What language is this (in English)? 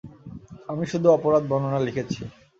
Bangla